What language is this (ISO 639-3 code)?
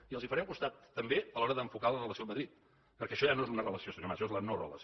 cat